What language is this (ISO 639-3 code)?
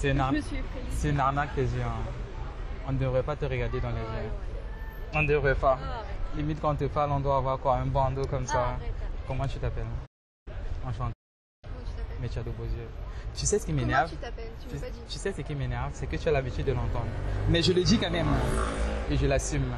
fra